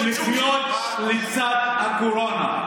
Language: Hebrew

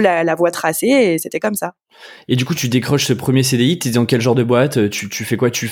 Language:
French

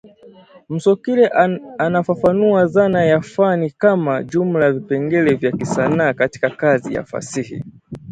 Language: Swahili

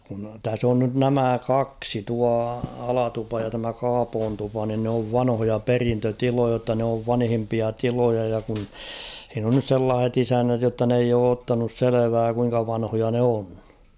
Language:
Finnish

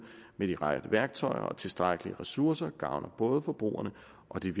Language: Danish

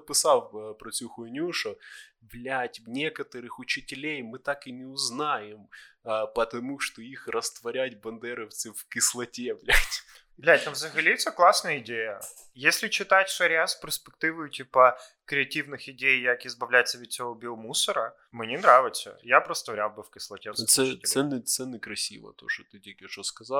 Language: Ukrainian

